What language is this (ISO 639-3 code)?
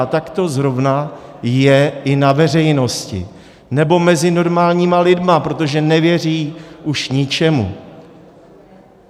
ces